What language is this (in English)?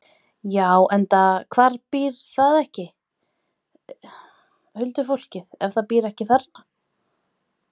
Icelandic